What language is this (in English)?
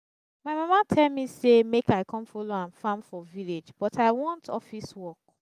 Nigerian Pidgin